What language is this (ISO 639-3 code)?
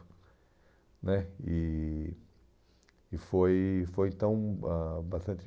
por